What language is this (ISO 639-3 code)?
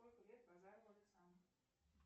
rus